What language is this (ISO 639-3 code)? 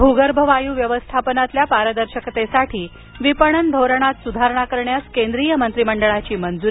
mar